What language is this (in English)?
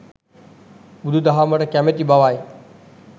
Sinhala